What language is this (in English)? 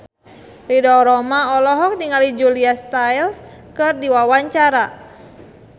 Sundanese